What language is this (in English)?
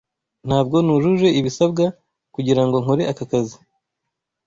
Kinyarwanda